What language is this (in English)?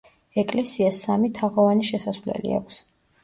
Georgian